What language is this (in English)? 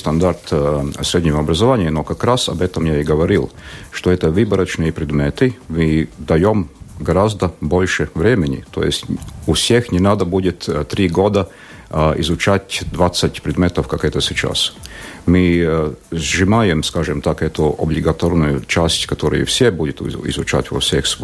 Russian